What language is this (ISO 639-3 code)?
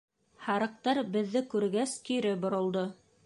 bak